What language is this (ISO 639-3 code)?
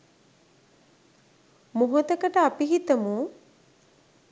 sin